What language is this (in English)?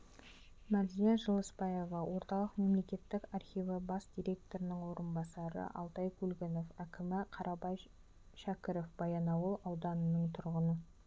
Kazakh